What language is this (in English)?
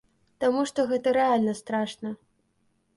Belarusian